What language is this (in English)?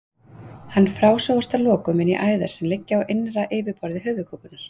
Icelandic